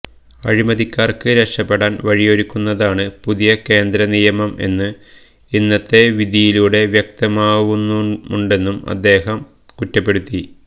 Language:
Malayalam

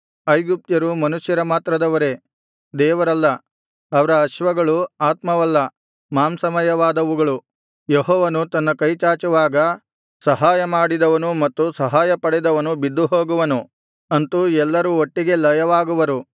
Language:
Kannada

